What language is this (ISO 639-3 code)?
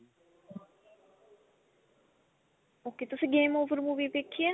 pan